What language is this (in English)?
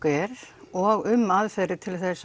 Icelandic